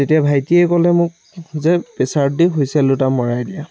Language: Assamese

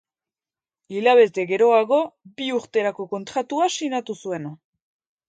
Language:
Basque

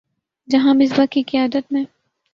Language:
Urdu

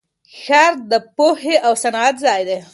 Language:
Pashto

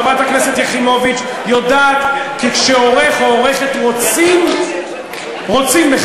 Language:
Hebrew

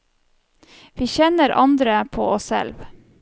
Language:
Norwegian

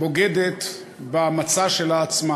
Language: Hebrew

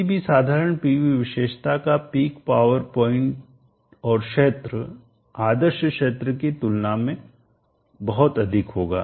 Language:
Hindi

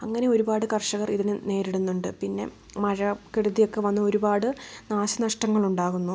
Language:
Malayalam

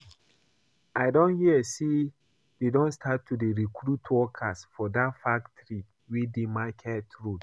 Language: Nigerian Pidgin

